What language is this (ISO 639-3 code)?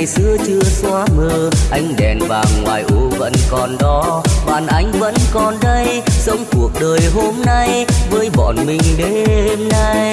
vie